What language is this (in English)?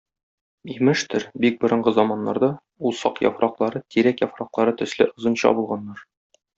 Tatar